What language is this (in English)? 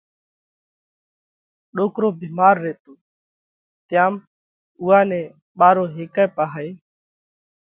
Parkari Koli